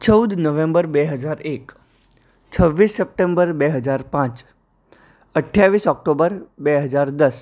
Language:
Gujarati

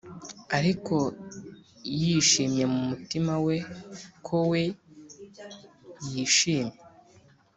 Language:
Kinyarwanda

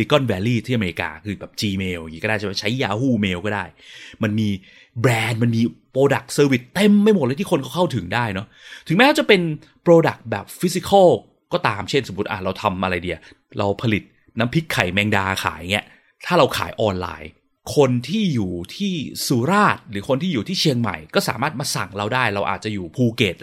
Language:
Thai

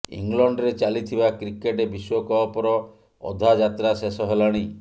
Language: Odia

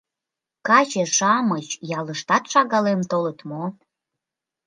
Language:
Mari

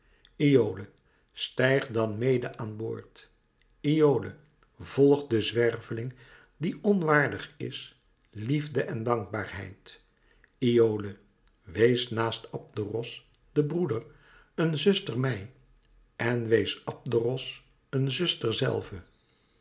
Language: Dutch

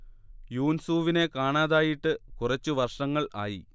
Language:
Malayalam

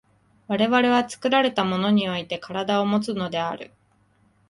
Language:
Japanese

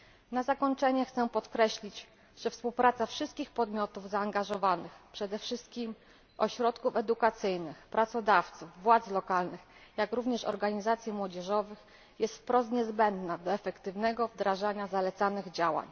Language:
Polish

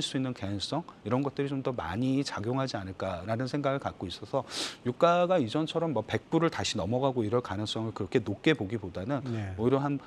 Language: Korean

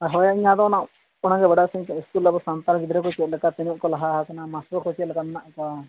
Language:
Santali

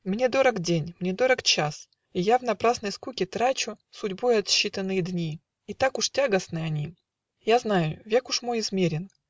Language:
Russian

